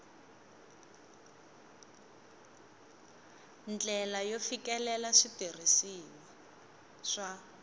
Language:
Tsonga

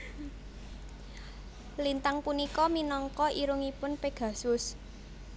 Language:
Javanese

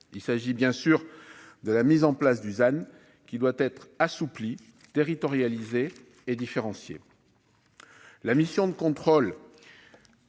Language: French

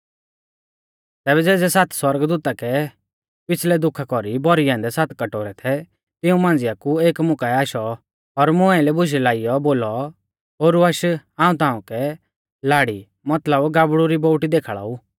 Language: Mahasu Pahari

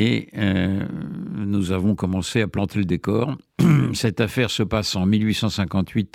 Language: French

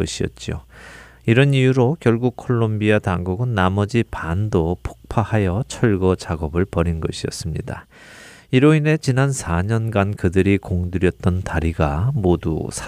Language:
Korean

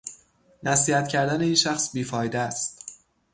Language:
Persian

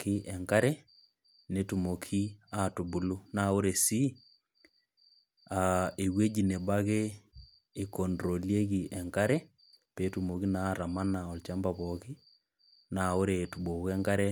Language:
Masai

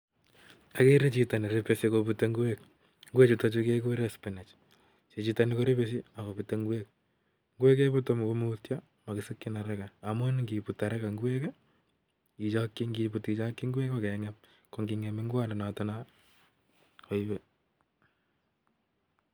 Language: Kalenjin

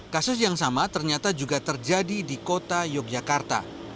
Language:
Indonesian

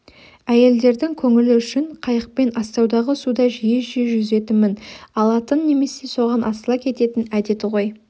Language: Kazakh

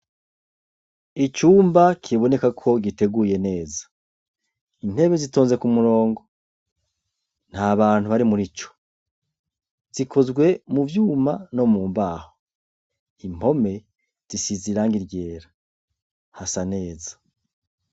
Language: Rundi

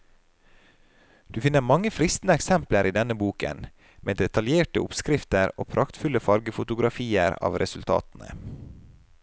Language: Norwegian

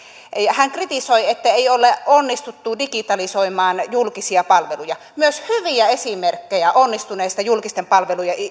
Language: Finnish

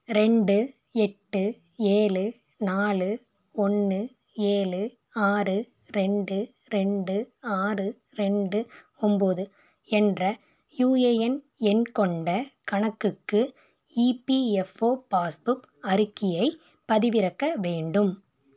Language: Tamil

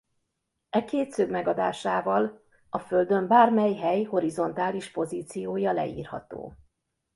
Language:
Hungarian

